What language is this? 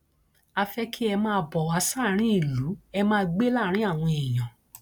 Yoruba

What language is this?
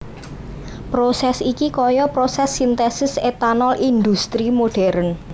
Javanese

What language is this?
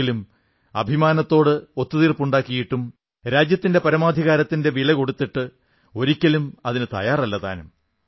Malayalam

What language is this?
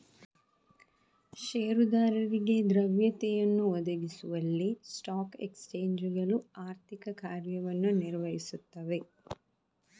Kannada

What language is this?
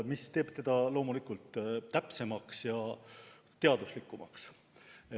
Estonian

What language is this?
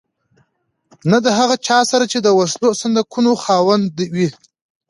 Pashto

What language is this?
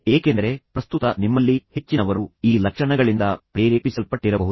Kannada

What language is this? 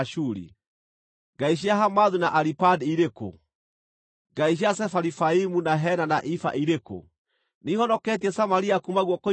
Kikuyu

